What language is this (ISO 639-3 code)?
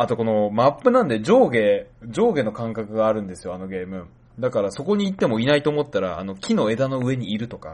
jpn